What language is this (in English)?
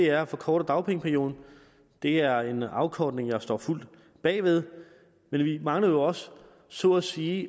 Danish